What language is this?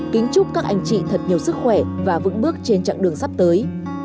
Vietnamese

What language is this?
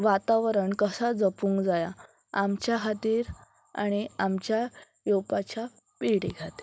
Konkani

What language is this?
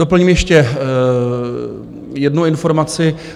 Czech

